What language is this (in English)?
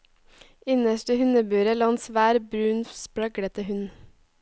Norwegian